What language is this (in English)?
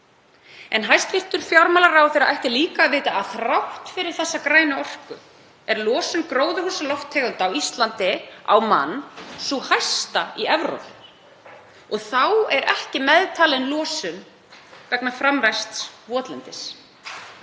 Icelandic